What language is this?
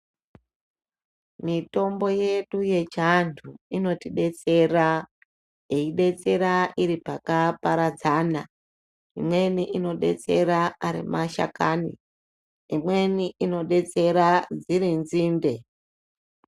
Ndau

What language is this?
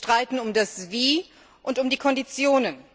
German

